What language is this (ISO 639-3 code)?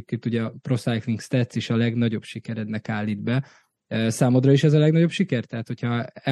hun